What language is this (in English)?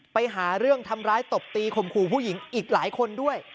Thai